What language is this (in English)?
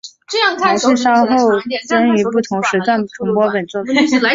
Chinese